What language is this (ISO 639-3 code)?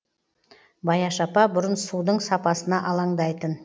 kaz